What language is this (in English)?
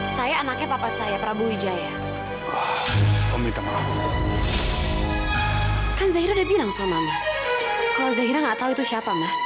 Indonesian